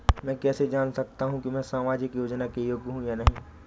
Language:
Hindi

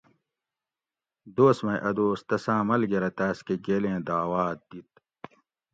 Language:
Gawri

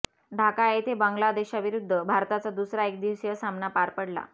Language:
Marathi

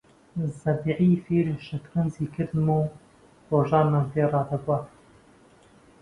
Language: Central Kurdish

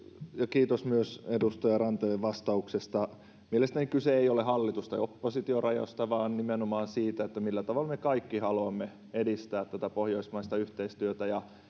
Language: Finnish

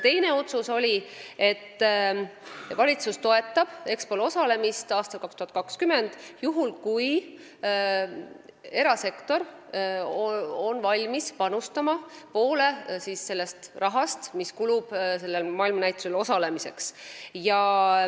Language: Estonian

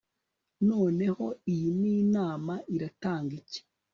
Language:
Kinyarwanda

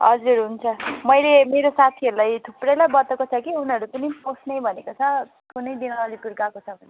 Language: Nepali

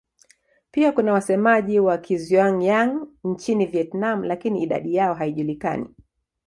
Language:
Swahili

